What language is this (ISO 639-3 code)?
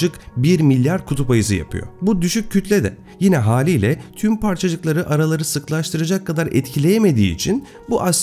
tur